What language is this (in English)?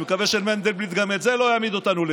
Hebrew